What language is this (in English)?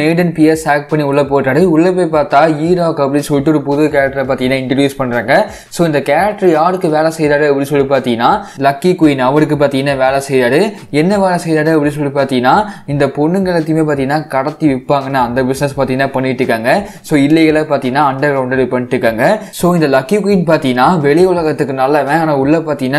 Korean